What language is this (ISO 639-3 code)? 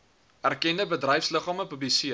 afr